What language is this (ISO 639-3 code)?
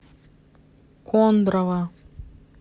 rus